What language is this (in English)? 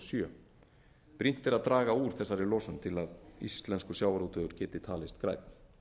Icelandic